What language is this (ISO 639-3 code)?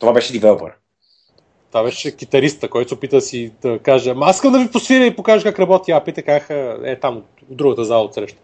bul